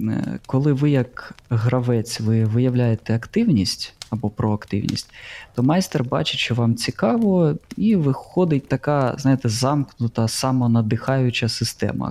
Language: Ukrainian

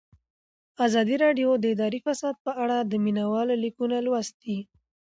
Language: Pashto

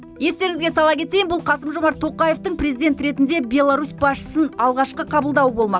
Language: Kazakh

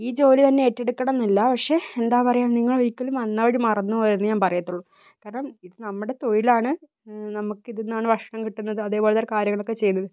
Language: Malayalam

